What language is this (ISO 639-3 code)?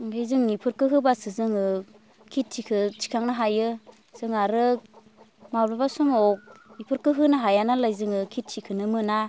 brx